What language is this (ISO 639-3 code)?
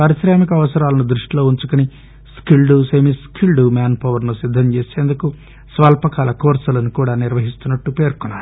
tel